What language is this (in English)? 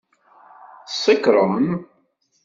Kabyle